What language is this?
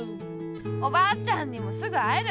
Japanese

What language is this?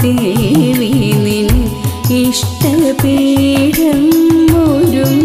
Malayalam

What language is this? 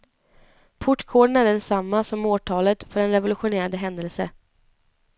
Swedish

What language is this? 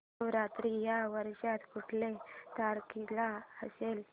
Marathi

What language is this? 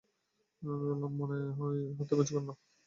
Bangla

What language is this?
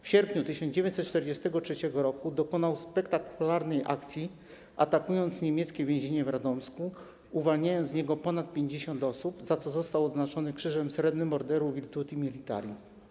Polish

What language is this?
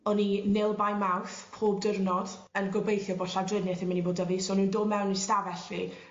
Welsh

